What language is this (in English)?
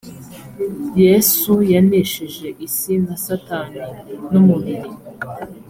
Kinyarwanda